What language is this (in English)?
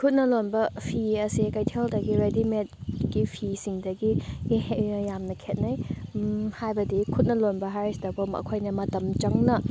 Manipuri